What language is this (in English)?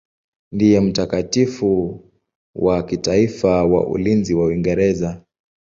Swahili